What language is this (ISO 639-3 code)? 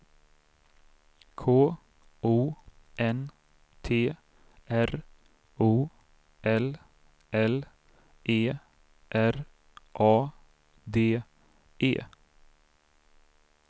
swe